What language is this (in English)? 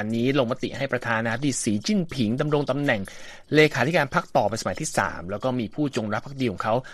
Thai